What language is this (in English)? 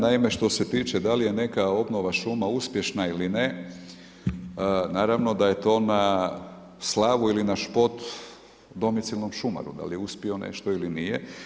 Croatian